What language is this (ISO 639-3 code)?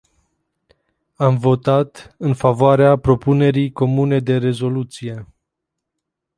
ron